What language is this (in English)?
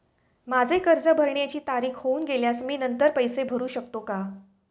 Marathi